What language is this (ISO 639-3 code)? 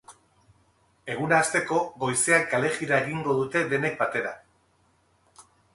eus